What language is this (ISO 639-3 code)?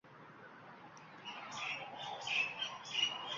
uzb